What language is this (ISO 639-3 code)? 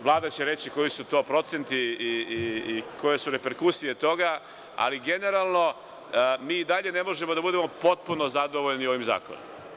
srp